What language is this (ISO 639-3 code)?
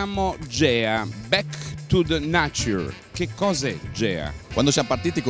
ita